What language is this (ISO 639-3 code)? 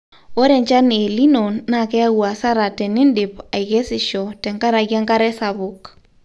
mas